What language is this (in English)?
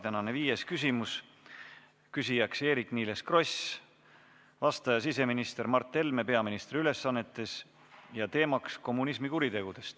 Estonian